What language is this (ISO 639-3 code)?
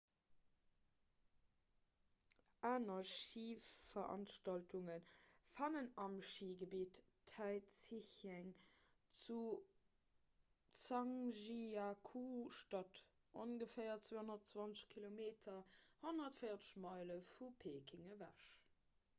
ltz